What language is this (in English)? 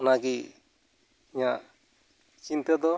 Santali